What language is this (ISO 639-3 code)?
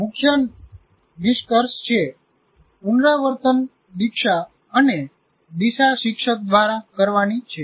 guj